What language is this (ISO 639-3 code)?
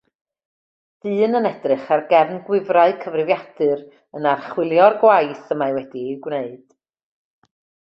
cym